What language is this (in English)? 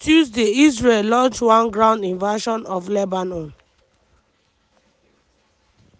Nigerian Pidgin